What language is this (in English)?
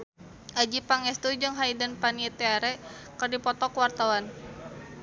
Sundanese